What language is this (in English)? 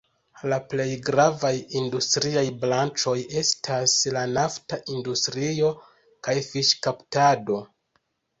Esperanto